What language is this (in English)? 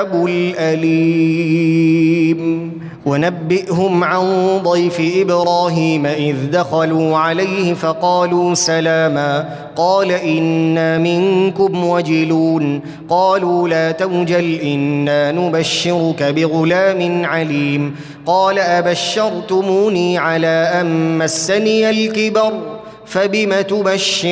Arabic